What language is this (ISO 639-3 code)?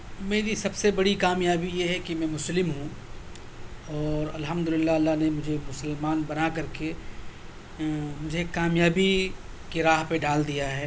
urd